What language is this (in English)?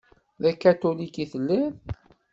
Kabyle